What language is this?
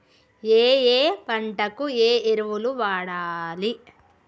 Telugu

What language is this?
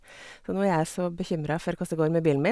Norwegian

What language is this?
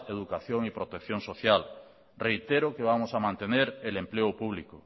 Spanish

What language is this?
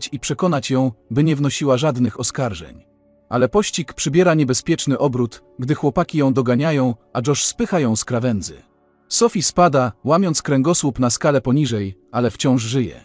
Polish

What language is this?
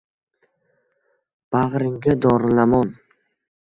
Uzbek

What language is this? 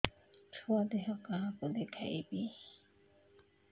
Odia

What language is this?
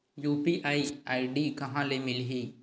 Chhattisgarhi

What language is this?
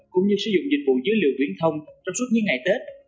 Vietnamese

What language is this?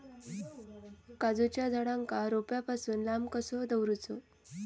Marathi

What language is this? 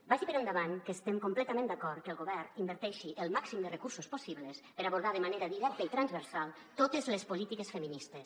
Catalan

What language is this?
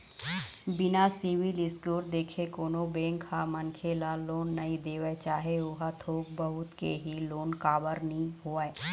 Chhattisgarhi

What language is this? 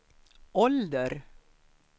Swedish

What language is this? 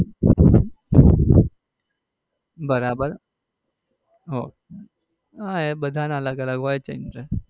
Gujarati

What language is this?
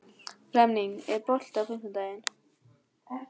Icelandic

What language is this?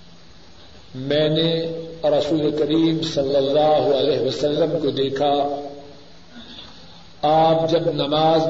Urdu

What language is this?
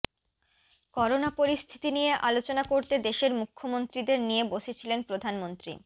Bangla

